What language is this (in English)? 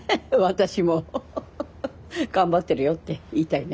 Japanese